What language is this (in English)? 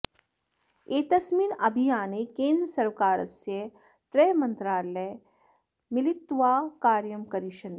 Sanskrit